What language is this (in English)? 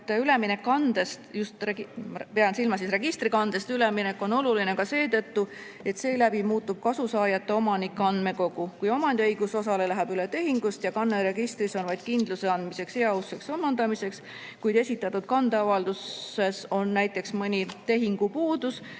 Estonian